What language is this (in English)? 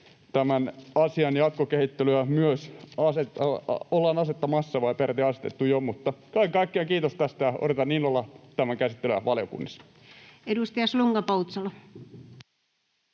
Finnish